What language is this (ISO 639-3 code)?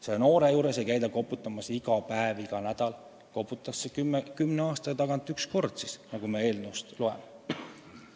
est